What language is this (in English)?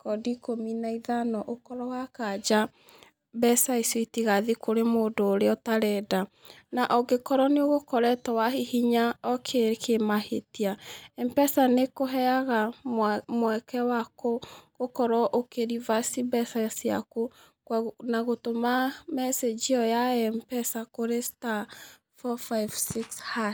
Kikuyu